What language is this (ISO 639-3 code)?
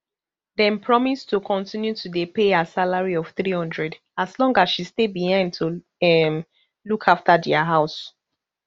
pcm